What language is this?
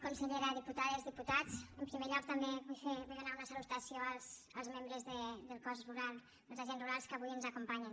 Catalan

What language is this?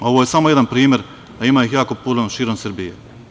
Serbian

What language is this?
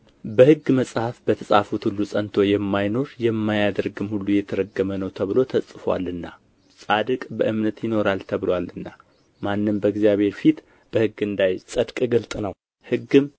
Amharic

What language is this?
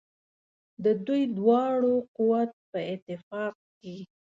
Pashto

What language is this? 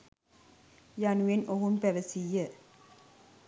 Sinhala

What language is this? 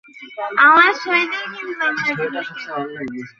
Bangla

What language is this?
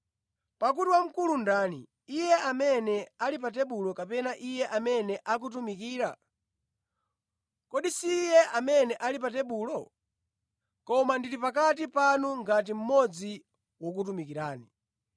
Nyanja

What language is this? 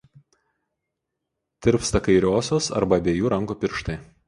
Lithuanian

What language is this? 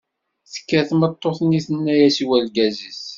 Kabyle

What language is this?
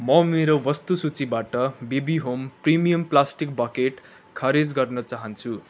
Nepali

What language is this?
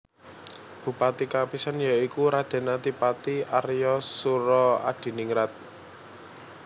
Javanese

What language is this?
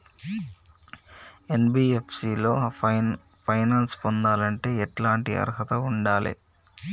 Telugu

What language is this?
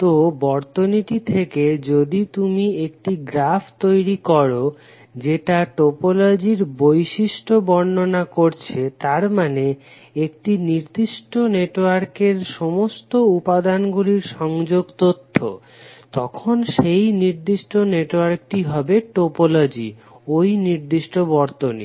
Bangla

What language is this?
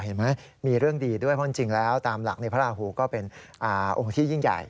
Thai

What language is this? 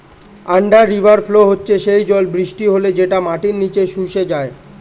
Bangla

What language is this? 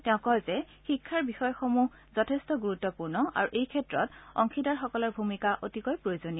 Assamese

